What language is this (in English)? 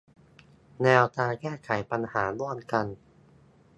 Thai